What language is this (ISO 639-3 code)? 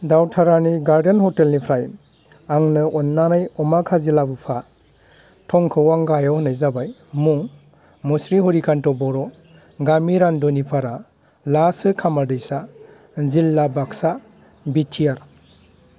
brx